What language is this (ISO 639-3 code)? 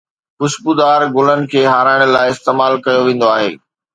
snd